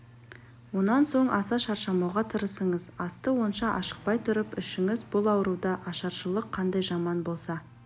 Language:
Kazakh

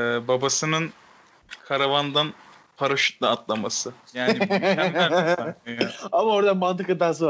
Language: Turkish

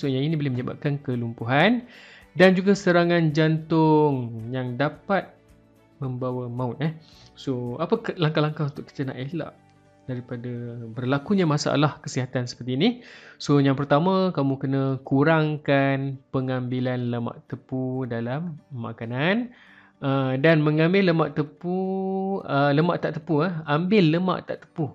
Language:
Malay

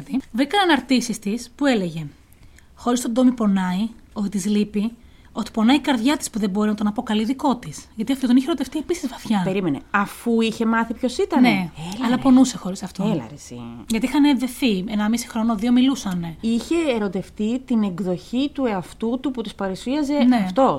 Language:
Greek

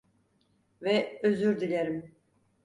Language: Turkish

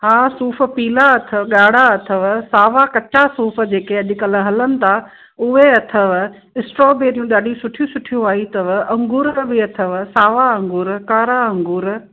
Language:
Sindhi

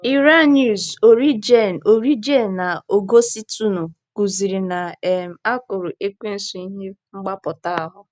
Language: Igbo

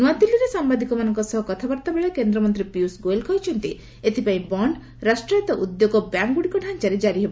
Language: Odia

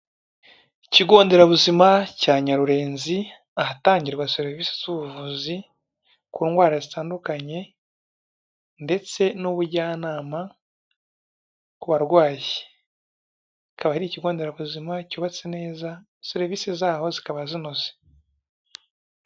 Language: Kinyarwanda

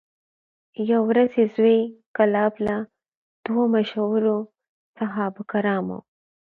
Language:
Pashto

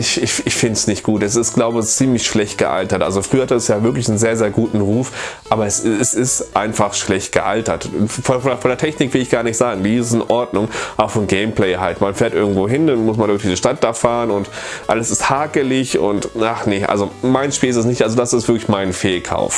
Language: German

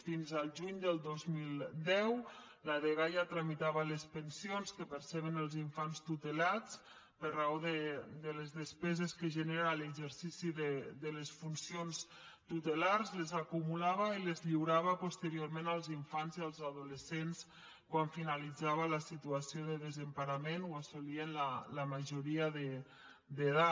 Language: Catalan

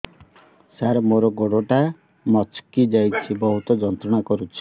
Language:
Odia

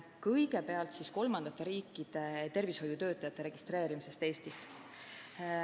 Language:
Estonian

